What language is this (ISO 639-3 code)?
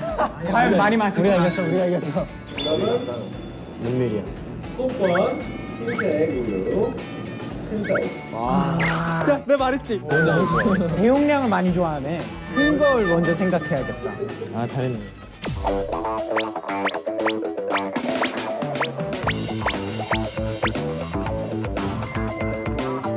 kor